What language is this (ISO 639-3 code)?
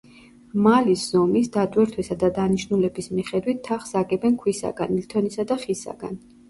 kat